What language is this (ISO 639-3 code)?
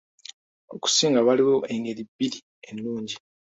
lug